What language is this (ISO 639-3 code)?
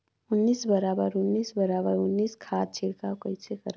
hne